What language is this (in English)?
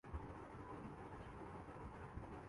Urdu